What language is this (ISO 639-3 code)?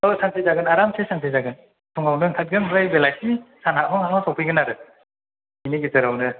brx